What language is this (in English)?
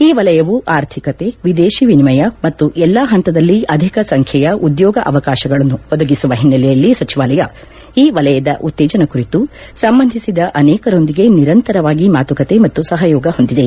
Kannada